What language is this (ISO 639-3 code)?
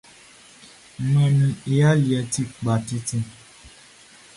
bci